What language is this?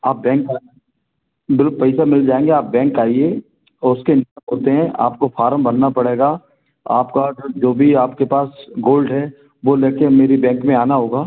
Hindi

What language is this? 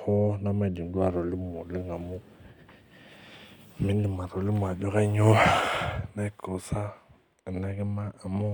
Masai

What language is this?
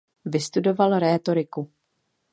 Czech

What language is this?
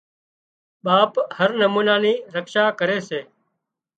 Wadiyara Koli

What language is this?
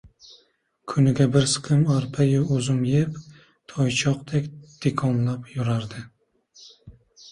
Uzbek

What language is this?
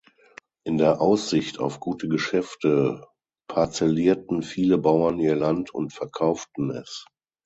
German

